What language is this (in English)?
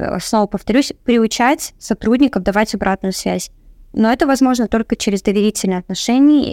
Russian